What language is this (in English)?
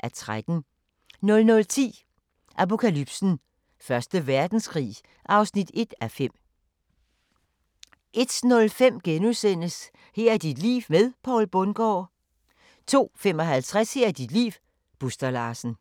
Danish